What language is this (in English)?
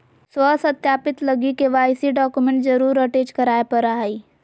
Magahi